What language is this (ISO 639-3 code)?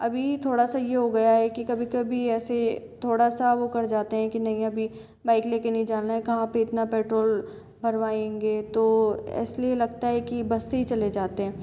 hin